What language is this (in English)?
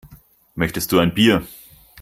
German